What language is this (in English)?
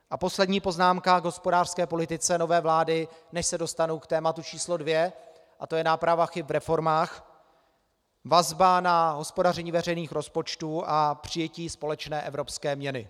Czech